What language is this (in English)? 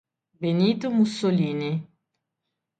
Italian